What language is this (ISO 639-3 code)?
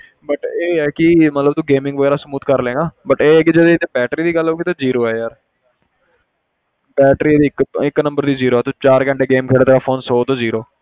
pan